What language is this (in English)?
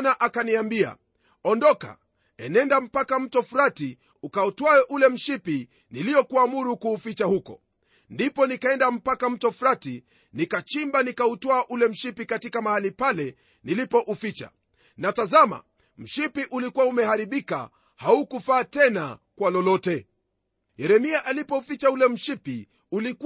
Swahili